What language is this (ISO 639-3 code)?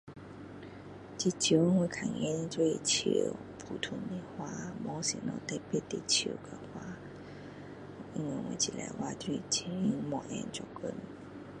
cdo